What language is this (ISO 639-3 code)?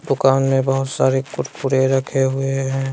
hin